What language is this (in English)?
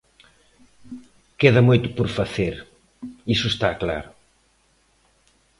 Galician